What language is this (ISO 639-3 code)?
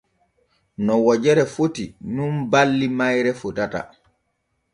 fue